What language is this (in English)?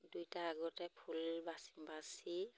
Assamese